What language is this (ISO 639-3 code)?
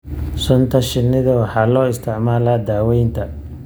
som